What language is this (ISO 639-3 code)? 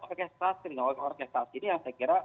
ind